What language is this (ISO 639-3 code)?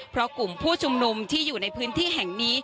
tha